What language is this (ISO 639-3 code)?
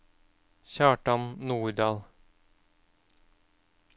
nor